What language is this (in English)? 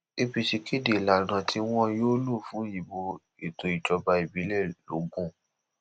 Yoruba